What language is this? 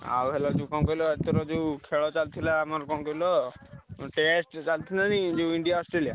Odia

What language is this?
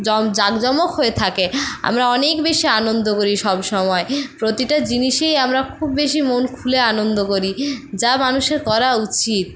Bangla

